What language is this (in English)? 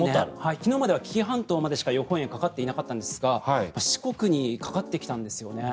Japanese